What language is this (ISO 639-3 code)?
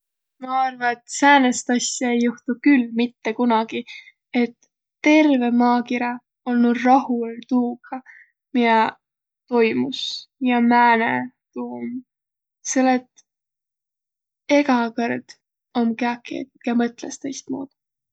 vro